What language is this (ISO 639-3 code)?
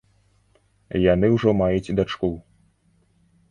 bel